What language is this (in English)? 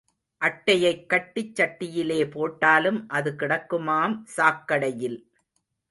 Tamil